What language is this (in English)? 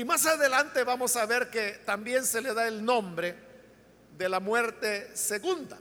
Spanish